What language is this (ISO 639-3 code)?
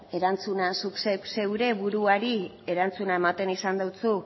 eus